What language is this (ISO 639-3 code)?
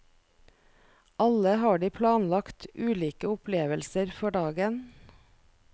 nor